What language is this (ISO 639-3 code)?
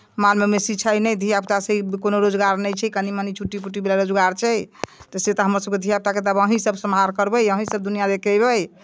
mai